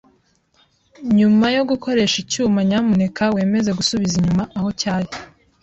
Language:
Kinyarwanda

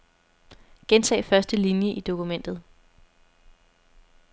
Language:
Danish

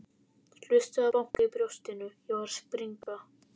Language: Icelandic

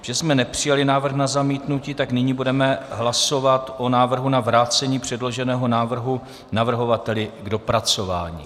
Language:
Czech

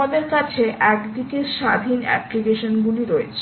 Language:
Bangla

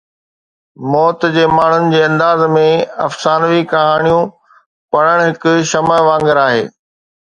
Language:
Sindhi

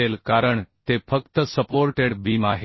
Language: Marathi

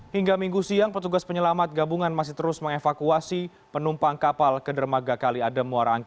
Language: Indonesian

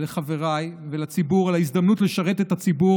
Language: Hebrew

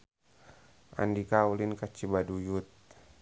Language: Sundanese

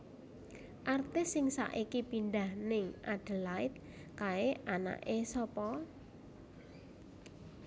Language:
Javanese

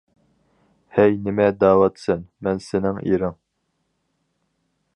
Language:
Uyghur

